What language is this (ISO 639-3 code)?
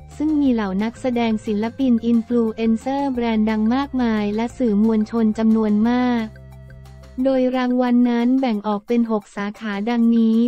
tha